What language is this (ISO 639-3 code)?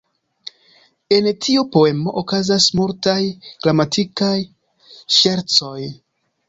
epo